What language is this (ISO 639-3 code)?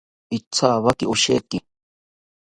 cpy